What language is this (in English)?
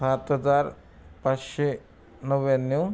Marathi